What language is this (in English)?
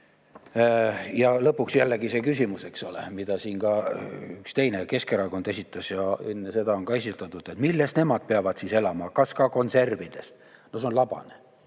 Estonian